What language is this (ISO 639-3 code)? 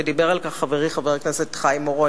heb